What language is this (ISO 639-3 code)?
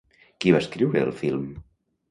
cat